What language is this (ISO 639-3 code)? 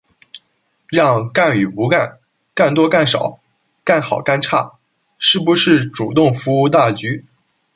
zho